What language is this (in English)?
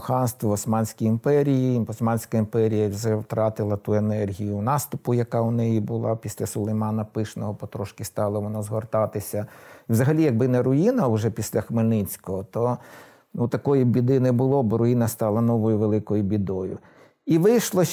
Ukrainian